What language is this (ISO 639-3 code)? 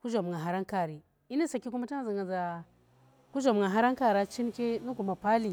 ttr